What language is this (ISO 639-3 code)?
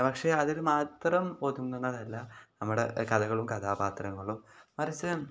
mal